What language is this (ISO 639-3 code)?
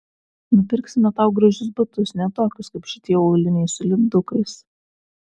lit